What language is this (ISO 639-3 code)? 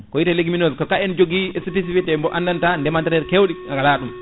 ful